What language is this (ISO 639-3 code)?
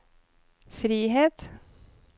nor